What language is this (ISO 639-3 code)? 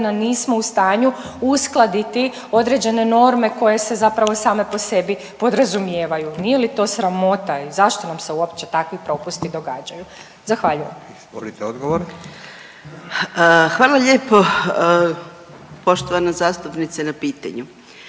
hrv